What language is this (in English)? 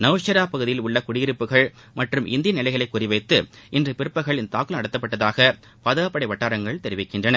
Tamil